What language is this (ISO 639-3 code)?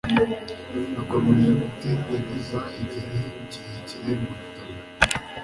kin